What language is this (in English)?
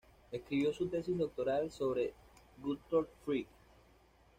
Spanish